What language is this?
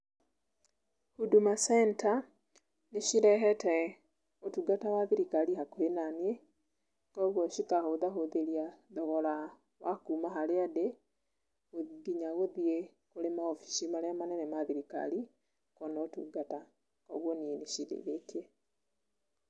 Kikuyu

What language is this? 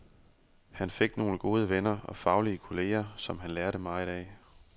Danish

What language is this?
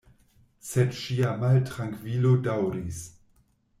Esperanto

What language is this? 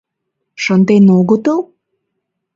Mari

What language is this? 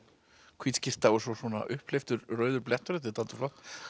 Icelandic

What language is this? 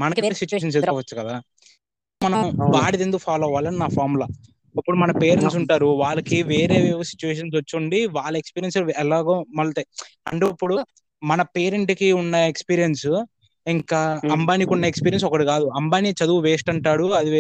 Telugu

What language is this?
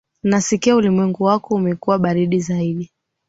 Swahili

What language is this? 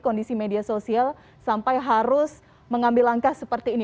Indonesian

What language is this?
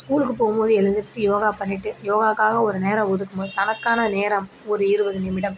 Tamil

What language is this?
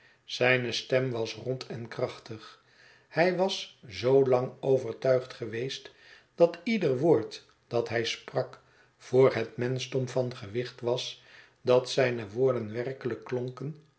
Dutch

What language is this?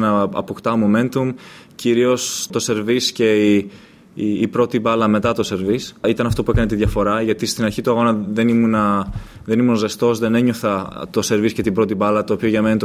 Greek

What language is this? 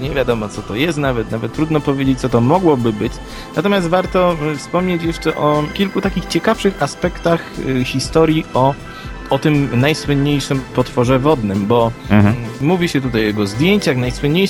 Polish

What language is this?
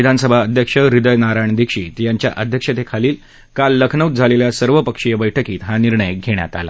Marathi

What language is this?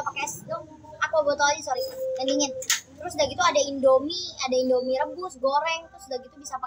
Indonesian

